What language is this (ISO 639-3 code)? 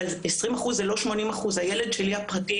heb